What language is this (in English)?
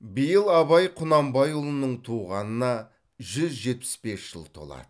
Kazakh